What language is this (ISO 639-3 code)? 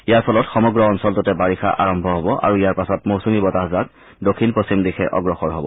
asm